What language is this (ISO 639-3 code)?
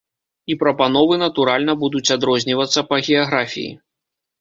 bel